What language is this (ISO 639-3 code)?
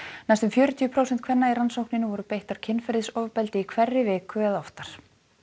isl